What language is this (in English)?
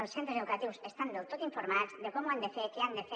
Catalan